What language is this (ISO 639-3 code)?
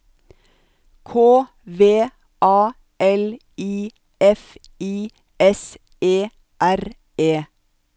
nor